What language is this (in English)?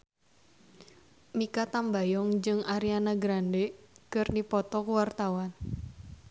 Sundanese